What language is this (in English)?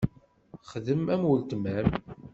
Kabyle